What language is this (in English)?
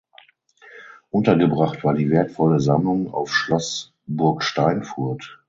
German